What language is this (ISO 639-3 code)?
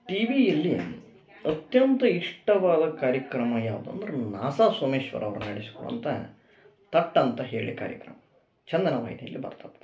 kan